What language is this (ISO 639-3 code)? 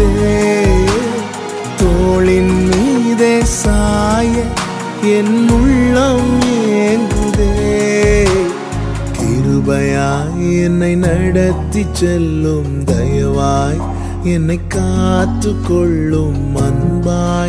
urd